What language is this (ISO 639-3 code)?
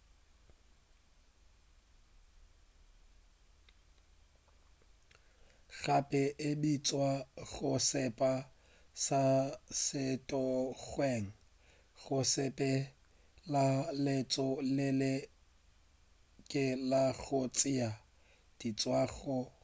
nso